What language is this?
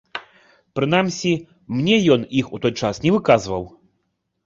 Belarusian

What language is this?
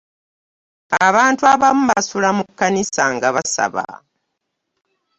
Ganda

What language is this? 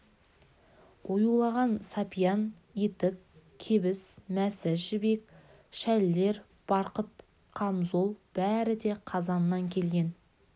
Kazakh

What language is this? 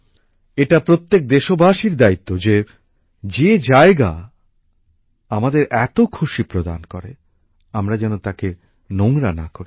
Bangla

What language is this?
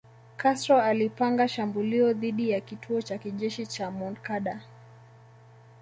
Swahili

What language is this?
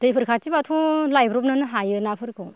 Bodo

